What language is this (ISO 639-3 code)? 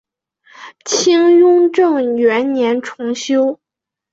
zho